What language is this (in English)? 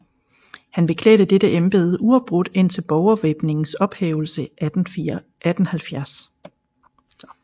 Danish